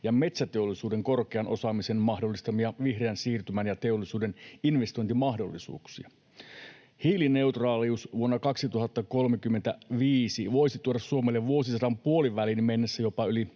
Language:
Finnish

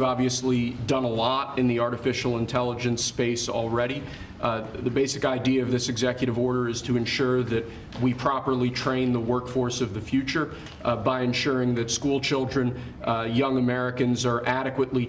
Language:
English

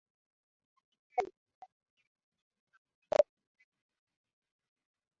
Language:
Swahili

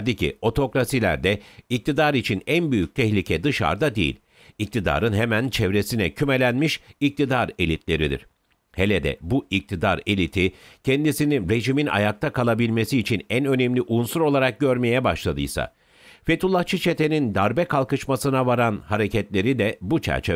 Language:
Turkish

